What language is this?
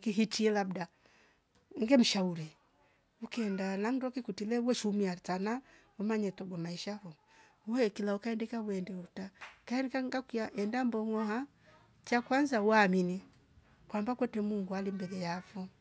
Rombo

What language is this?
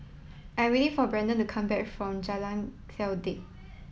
English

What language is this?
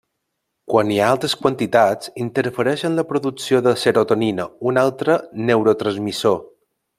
Catalan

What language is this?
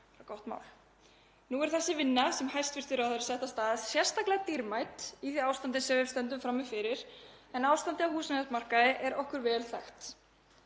Icelandic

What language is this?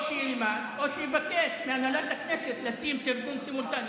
Hebrew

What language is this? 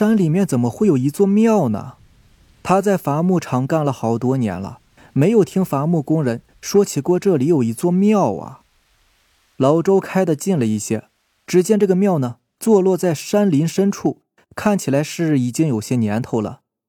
Chinese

